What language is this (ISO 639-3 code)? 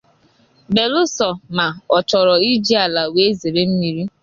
ibo